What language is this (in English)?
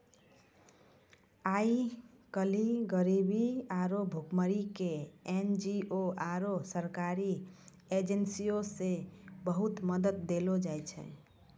Maithili